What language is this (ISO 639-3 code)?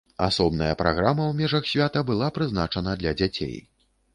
bel